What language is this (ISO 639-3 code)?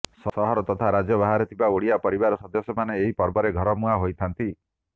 ori